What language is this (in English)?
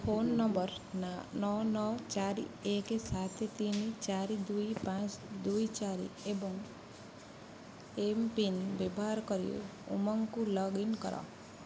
Odia